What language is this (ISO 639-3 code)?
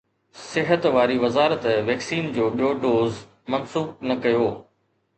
snd